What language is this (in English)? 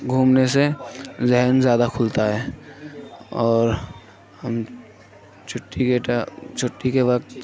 Urdu